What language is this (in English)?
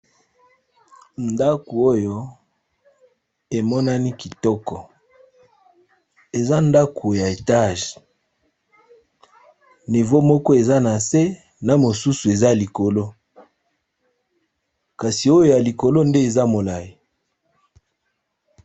Lingala